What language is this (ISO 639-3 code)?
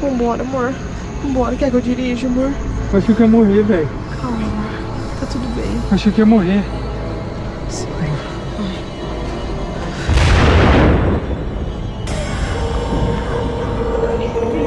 por